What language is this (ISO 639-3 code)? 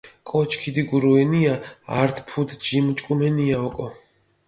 xmf